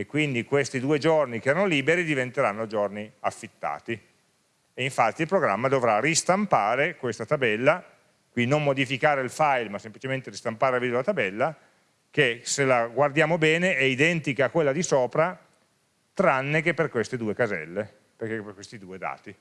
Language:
Italian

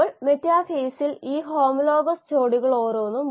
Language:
Malayalam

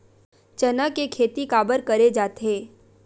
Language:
Chhattisgarhi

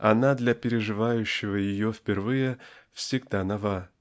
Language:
Russian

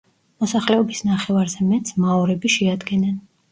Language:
Georgian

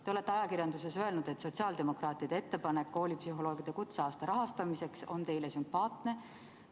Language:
Estonian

